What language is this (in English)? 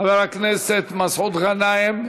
Hebrew